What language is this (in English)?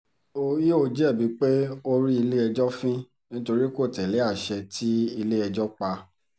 Yoruba